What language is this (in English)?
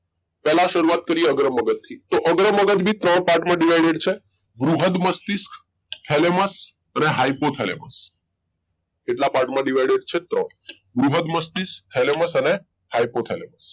Gujarati